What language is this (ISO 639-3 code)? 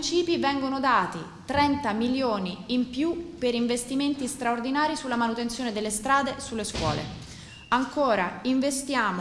ita